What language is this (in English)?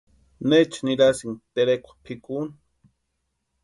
Western Highland Purepecha